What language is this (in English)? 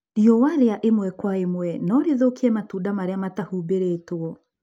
Kikuyu